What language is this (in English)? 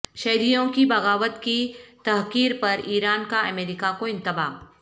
Urdu